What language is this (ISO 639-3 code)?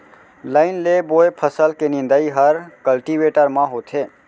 hne